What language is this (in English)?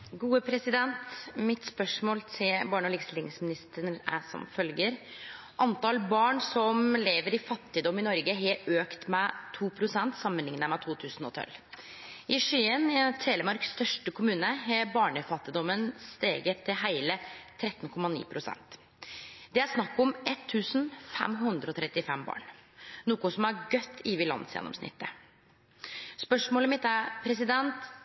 Norwegian Bokmål